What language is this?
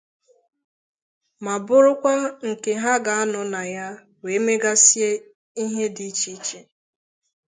Igbo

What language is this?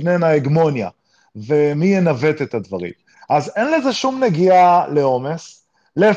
Hebrew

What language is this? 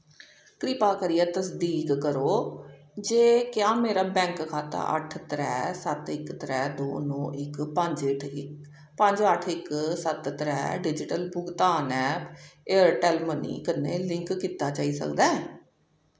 Dogri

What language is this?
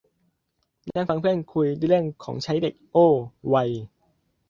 Thai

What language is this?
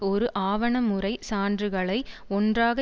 Tamil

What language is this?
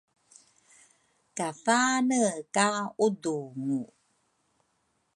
Rukai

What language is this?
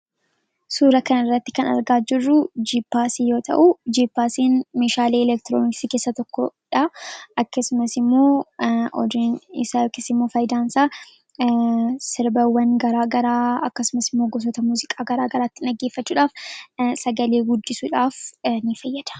Oromo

